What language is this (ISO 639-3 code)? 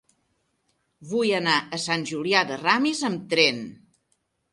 cat